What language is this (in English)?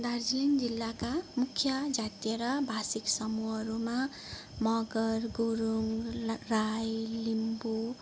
Nepali